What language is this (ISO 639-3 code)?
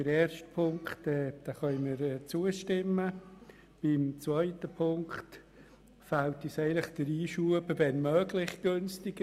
gsw